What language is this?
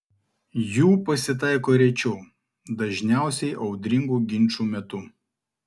Lithuanian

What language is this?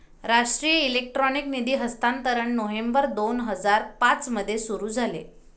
Marathi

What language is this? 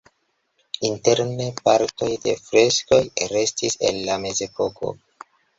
Esperanto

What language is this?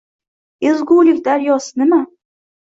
Uzbek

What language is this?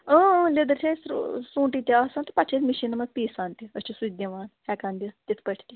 Kashmiri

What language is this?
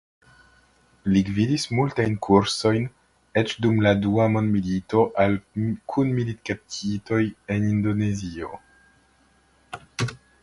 Esperanto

